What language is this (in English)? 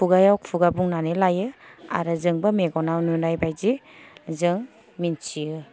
Bodo